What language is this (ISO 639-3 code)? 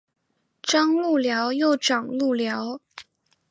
zho